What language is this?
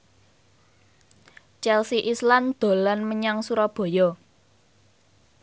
Javanese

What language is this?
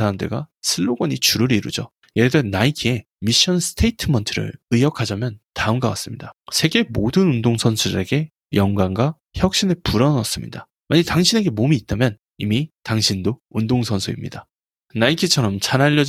Korean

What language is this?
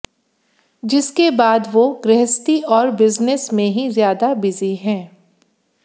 Hindi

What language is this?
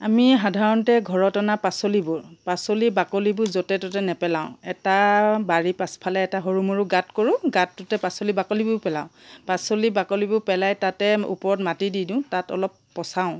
Assamese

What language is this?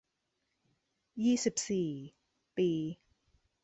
Thai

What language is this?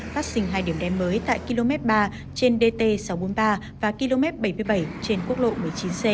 Vietnamese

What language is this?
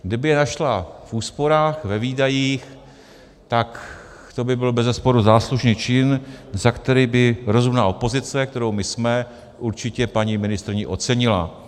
Czech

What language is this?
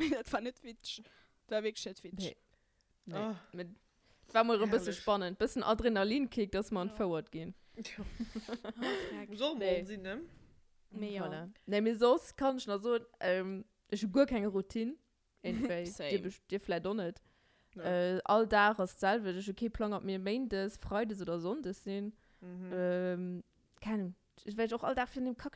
German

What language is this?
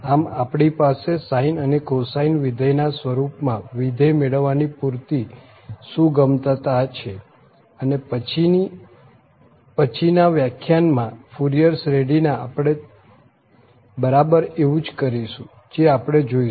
Gujarati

